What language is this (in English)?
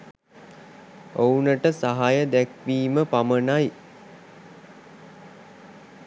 Sinhala